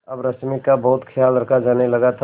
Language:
Hindi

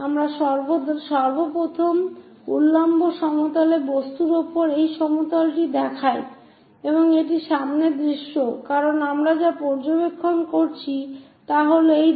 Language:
Bangla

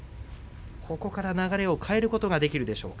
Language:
Japanese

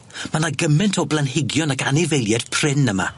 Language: Welsh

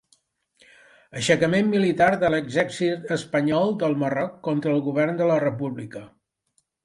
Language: Catalan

